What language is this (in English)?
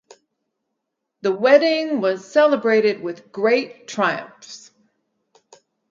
English